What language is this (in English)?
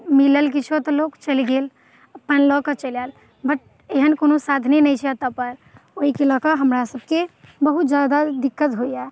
Maithili